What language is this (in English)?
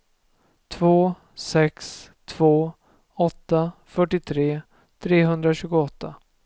Swedish